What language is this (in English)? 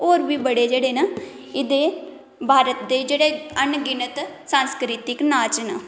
Dogri